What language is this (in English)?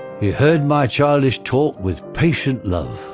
English